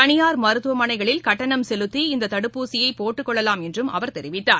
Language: Tamil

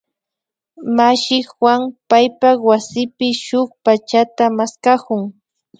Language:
Imbabura Highland Quichua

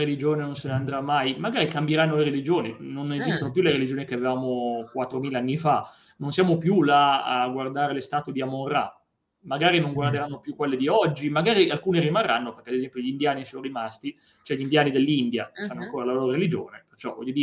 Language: Italian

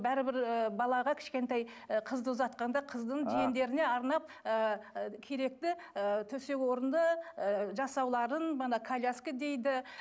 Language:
Kazakh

